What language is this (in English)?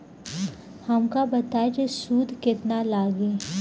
Bhojpuri